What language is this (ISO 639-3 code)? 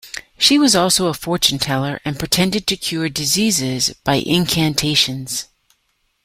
eng